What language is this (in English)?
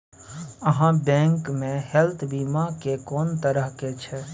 Maithili